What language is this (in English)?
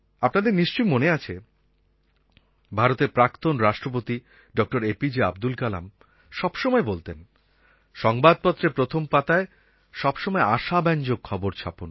Bangla